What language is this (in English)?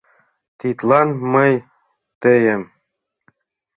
Mari